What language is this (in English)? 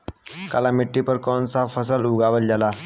Bhojpuri